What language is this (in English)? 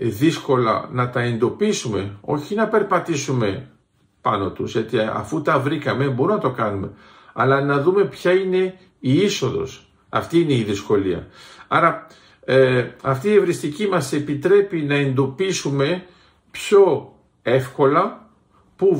Greek